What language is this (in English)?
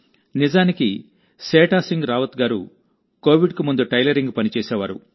Telugu